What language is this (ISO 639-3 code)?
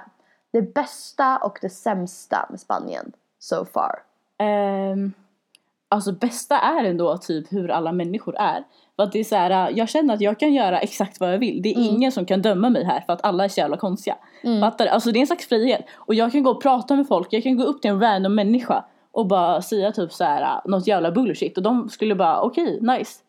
swe